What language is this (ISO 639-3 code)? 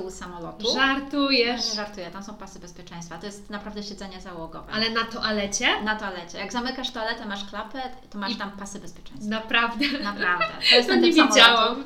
pol